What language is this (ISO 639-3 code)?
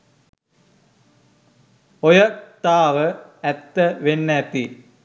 sin